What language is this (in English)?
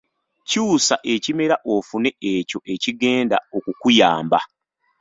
Ganda